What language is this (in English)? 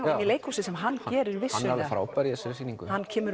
Icelandic